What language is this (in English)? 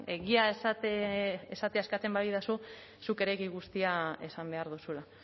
Basque